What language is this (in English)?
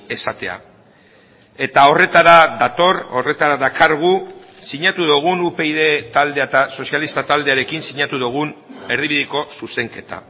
Basque